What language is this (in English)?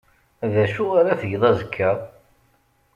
Kabyle